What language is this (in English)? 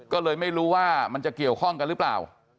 Thai